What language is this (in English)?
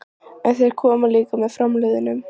Icelandic